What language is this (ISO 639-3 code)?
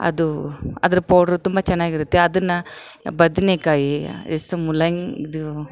kan